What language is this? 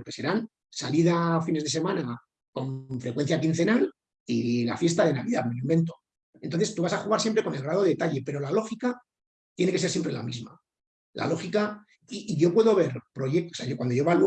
Spanish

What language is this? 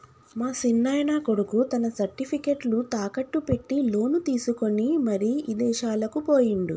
Telugu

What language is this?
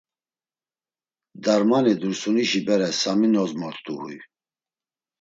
Laz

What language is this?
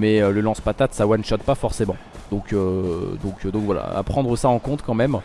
French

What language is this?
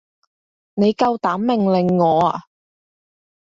Cantonese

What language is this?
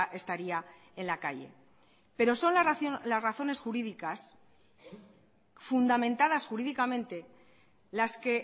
Spanish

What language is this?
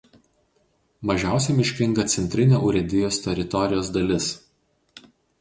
Lithuanian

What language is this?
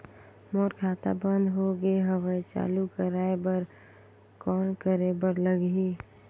Chhattisgarhi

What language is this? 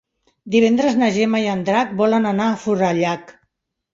Catalan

